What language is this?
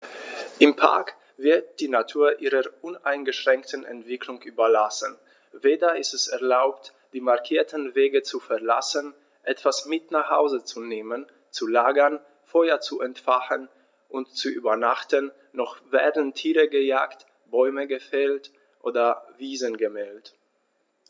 German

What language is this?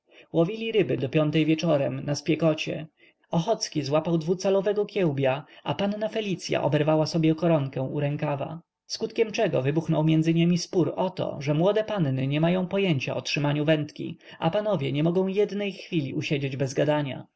Polish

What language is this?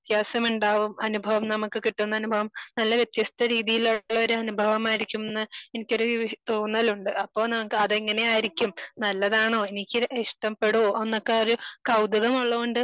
Malayalam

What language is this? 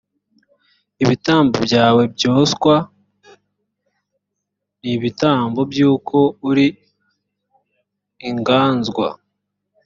Kinyarwanda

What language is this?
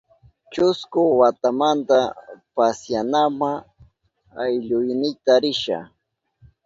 Southern Pastaza Quechua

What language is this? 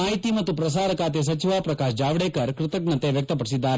Kannada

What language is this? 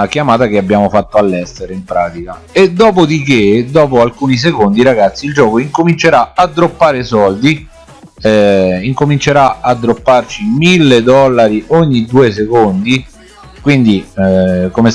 Italian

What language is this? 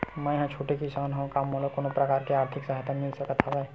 Chhattisgarhi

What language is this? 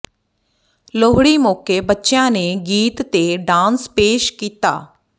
Punjabi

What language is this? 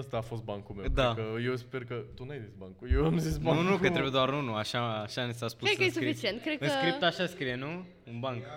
Romanian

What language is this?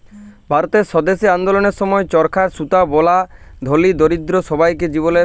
Bangla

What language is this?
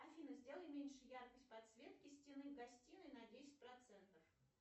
Russian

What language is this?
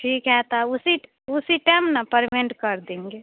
Hindi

